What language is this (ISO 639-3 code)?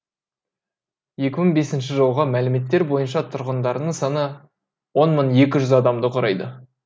kaz